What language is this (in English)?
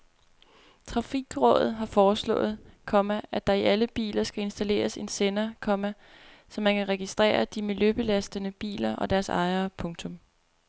Danish